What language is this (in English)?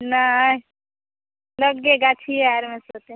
Maithili